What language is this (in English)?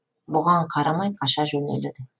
Kazakh